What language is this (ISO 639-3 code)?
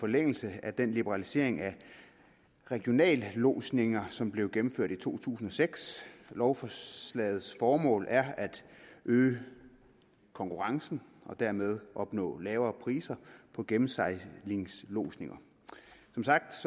dan